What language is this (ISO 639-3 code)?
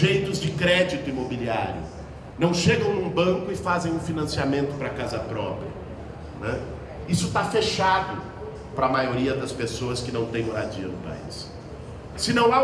por